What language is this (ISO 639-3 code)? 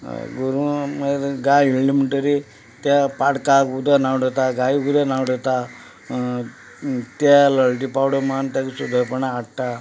kok